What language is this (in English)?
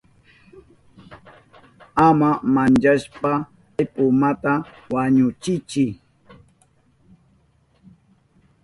Southern Pastaza Quechua